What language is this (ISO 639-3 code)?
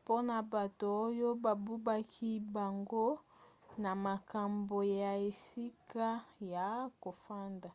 lin